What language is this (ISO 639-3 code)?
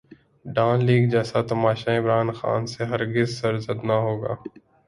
urd